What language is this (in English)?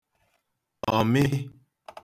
Igbo